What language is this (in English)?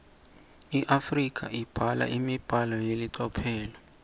Swati